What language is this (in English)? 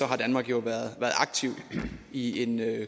Danish